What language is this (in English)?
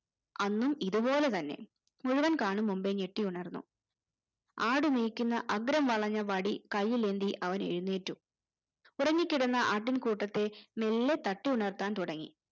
Malayalam